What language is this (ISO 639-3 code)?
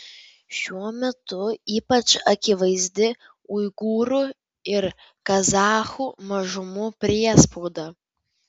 lit